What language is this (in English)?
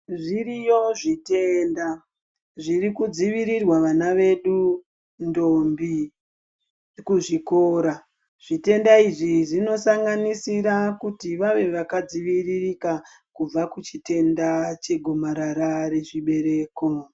Ndau